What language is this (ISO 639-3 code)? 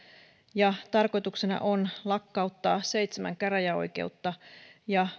fin